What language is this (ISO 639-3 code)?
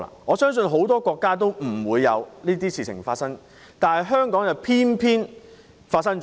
yue